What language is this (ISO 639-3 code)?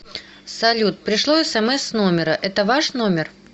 rus